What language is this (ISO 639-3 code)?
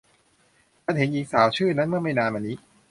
tha